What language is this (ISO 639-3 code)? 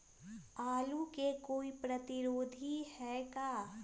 mag